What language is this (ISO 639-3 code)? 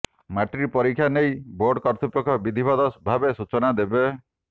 ori